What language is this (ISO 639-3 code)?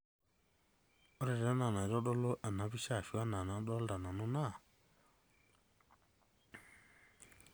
mas